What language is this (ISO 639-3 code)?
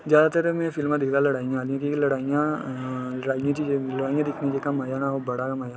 doi